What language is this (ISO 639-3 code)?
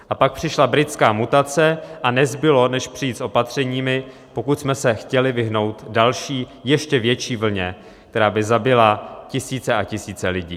ces